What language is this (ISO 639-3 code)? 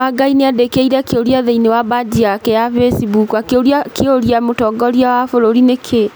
kik